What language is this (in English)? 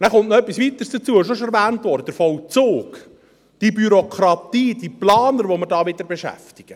Swiss German